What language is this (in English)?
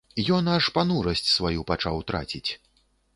Belarusian